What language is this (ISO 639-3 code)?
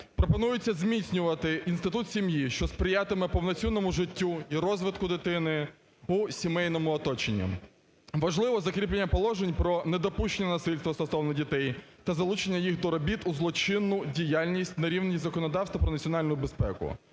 ukr